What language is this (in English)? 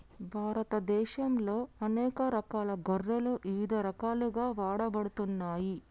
Telugu